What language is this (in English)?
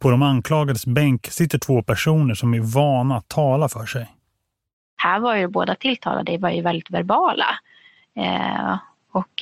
Swedish